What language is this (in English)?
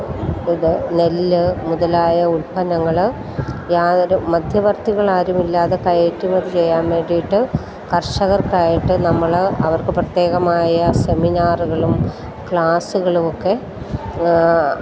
Malayalam